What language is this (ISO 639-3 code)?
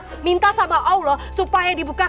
ind